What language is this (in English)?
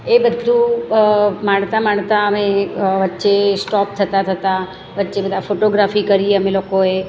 Gujarati